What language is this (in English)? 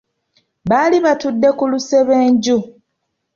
Ganda